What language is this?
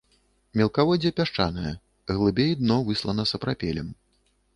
Belarusian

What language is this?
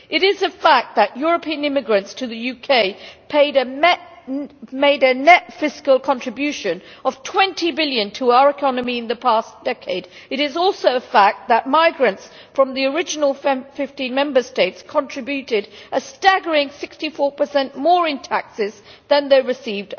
English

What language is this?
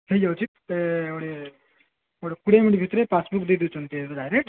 Odia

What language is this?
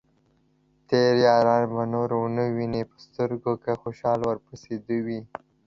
Pashto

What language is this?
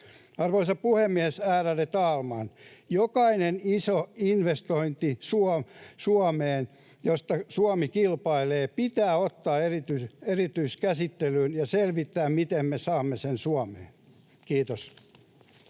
Finnish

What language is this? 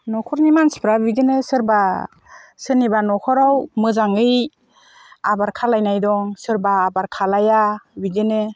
Bodo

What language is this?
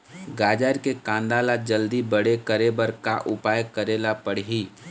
Chhattisgarhi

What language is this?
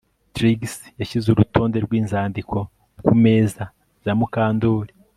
Kinyarwanda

